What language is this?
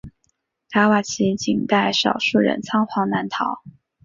Chinese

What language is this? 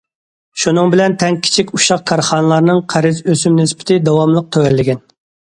Uyghur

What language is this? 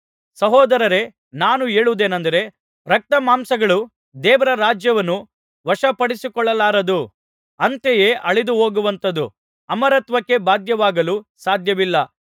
Kannada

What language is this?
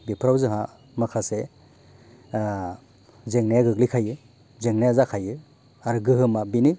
Bodo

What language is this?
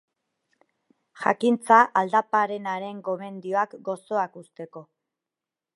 Basque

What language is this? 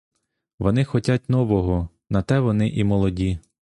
Ukrainian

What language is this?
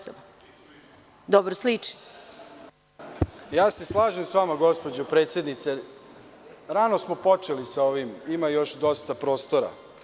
Serbian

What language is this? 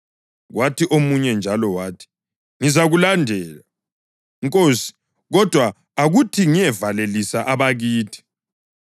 North Ndebele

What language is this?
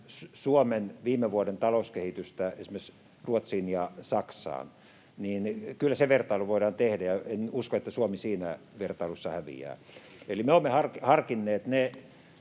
Finnish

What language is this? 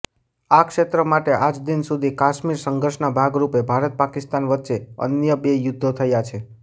Gujarati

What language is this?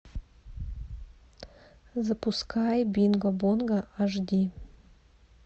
Russian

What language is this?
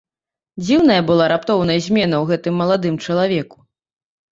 Belarusian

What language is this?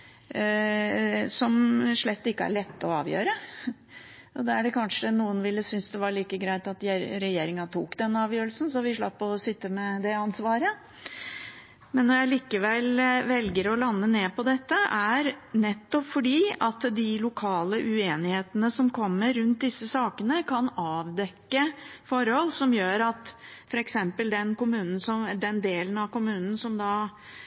Norwegian Bokmål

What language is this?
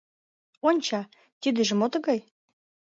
Mari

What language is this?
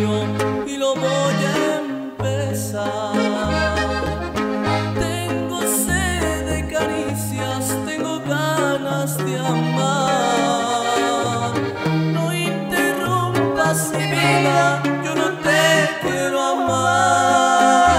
Romanian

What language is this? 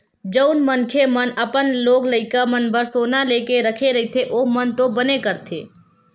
Chhattisgarhi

